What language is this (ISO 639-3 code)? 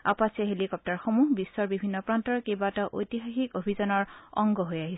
asm